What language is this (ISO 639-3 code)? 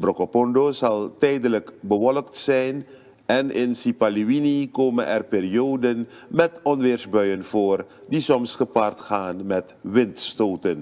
nld